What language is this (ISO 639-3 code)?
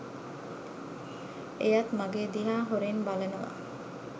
sin